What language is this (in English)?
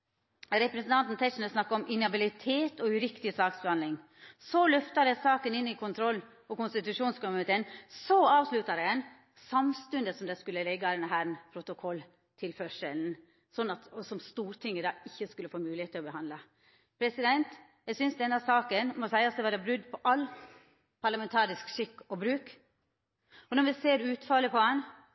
Norwegian Nynorsk